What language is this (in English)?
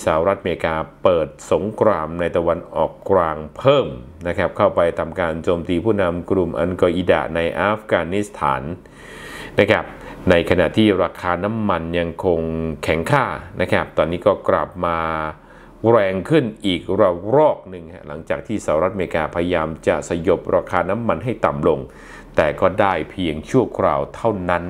Thai